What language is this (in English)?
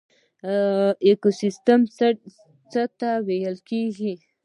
Pashto